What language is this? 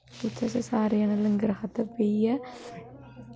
Dogri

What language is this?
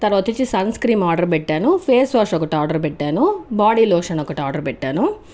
Telugu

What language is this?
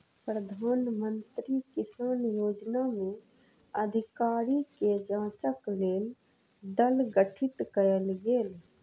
Maithili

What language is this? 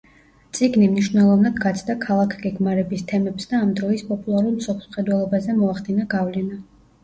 Georgian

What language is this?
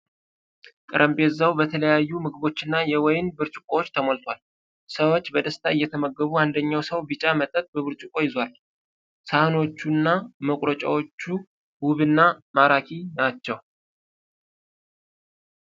Amharic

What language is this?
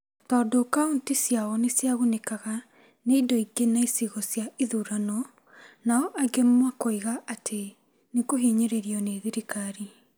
Kikuyu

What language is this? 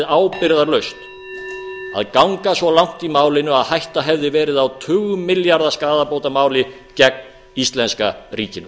Icelandic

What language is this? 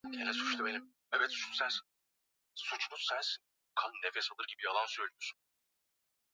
Swahili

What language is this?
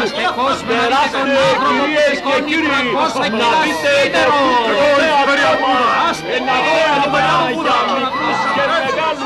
Greek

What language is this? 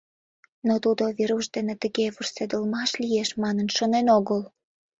Mari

